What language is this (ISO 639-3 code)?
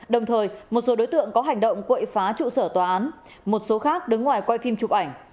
vie